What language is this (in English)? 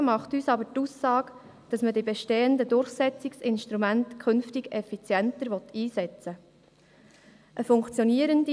Swiss German